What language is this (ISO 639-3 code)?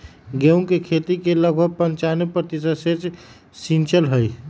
mag